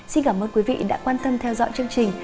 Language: Vietnamese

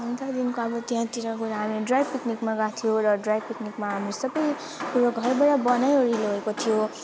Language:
Nepali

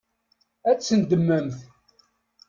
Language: Kabyle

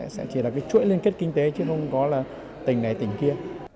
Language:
Vietnamese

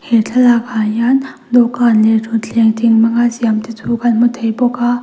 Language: Mizo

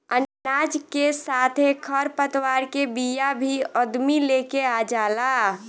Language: Bhojpuri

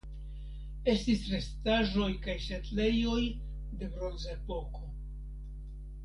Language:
Esperanto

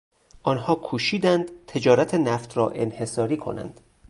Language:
Persian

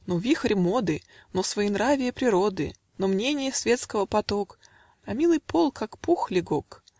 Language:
Russian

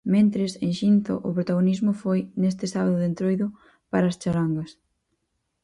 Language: Galician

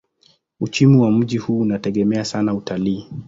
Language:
Swahili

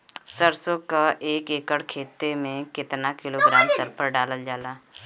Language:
Bhojpuri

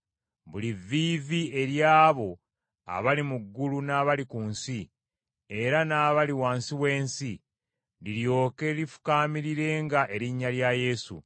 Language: Ganda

